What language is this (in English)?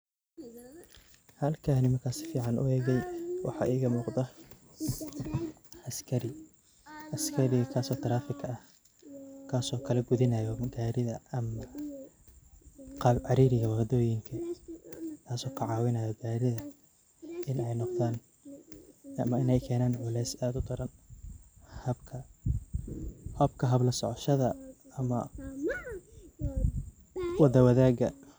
Somali